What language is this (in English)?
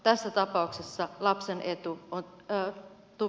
Finnish